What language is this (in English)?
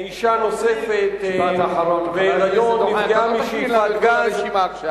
Hebrew